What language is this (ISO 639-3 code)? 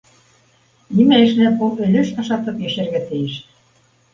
bak